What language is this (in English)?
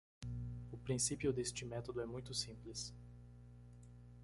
Portuguese